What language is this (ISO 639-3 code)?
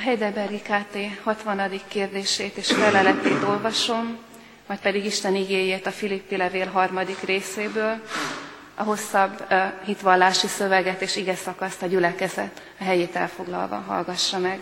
hun